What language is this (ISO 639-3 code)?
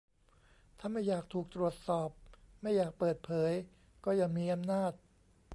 tha